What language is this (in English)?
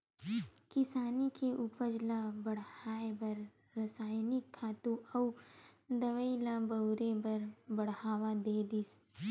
Chhattisgarhi